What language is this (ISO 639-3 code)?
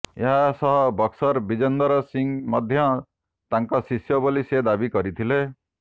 ori